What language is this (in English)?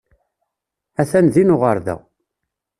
Kabyle